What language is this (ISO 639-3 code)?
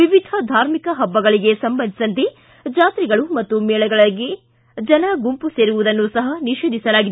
kan